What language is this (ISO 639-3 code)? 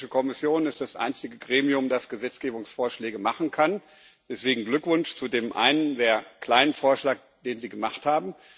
deu